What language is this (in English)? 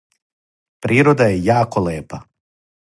Serbian